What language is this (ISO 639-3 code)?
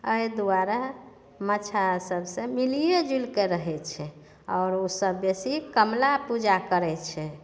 mai